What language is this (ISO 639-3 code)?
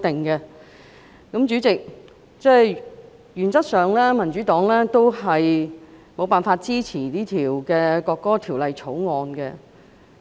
yue